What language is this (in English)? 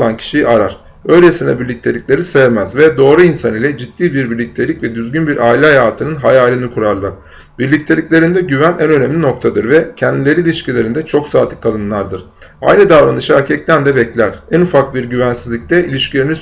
Turkish